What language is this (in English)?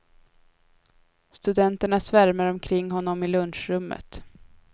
Swedish